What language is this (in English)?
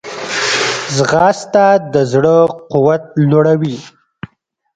Pashto